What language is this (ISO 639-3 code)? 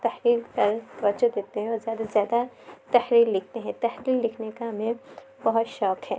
urd